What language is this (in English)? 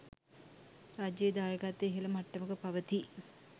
Sinhala